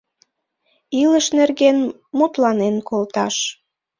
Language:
Mari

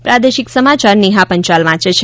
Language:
Gujarati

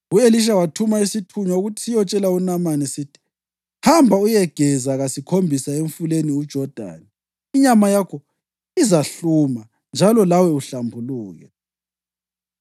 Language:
North Ndebele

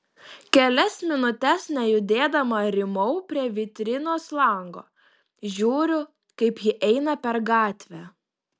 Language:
Lithuanian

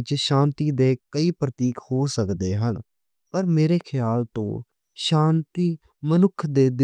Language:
Western Panjabi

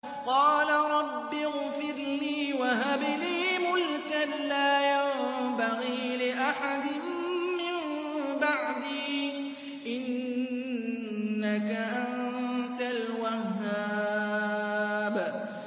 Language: Arabic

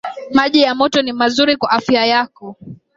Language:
Swahili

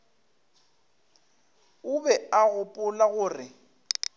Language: Northern Sotho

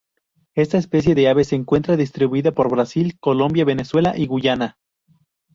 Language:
Spanish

